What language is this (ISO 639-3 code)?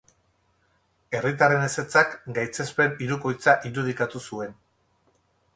eus